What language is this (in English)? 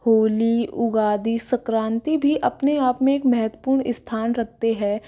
Hindi